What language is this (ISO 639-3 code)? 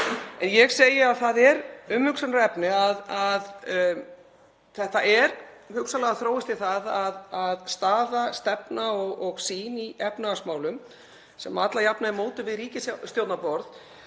isl